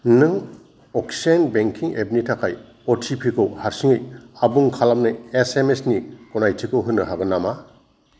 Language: Bodo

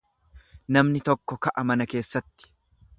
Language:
Oromo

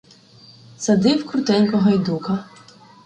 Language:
Ukrainian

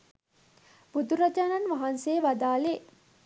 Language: Sinhala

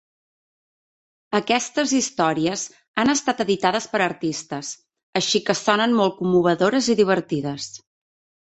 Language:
Catalan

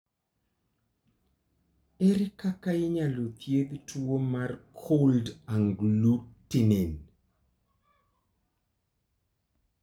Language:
Luo (Kenya and Tanzania)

